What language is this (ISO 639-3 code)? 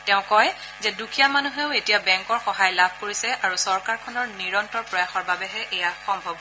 asm